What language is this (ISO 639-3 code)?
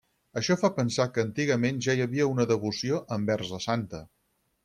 cat